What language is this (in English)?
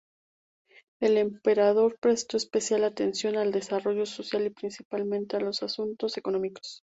Spanish